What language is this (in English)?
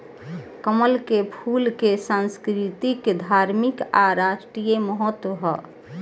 Bhojpuri